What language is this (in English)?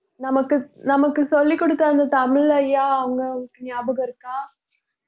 Tamil